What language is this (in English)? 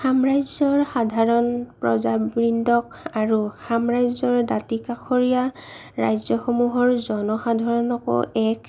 Assamese